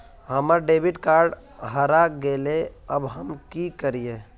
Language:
Magahi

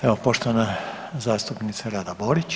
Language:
Croatian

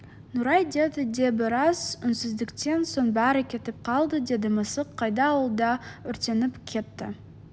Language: Kazakh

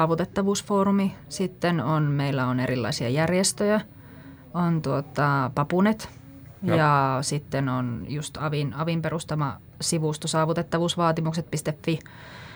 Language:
Finnish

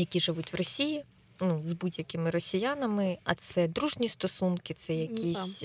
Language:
Ukrainian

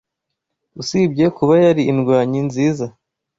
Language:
Kinyarwanda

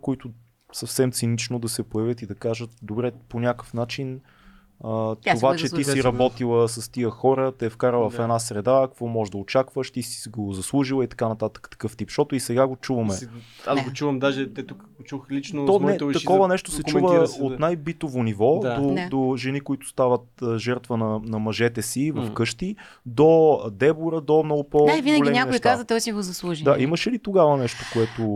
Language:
Bulgarian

